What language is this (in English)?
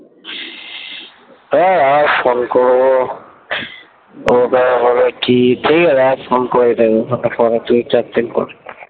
Bangla